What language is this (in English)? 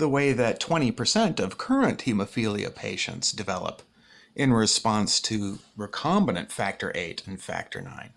English